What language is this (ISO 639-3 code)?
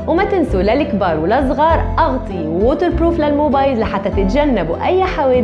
ara